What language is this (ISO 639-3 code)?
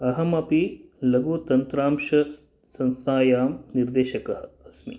san